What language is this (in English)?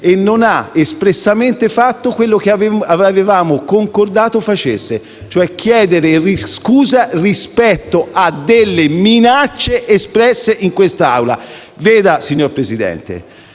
Italian